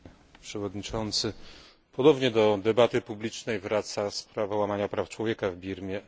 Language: Polish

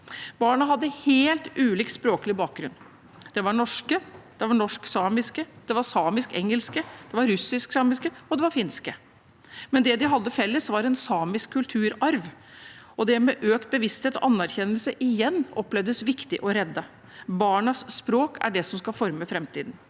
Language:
Norwegian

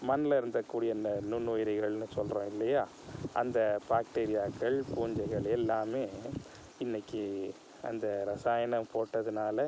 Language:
Tamil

